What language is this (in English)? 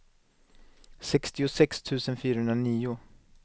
Swedish